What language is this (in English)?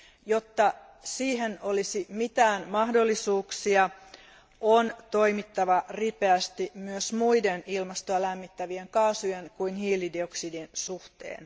Finnish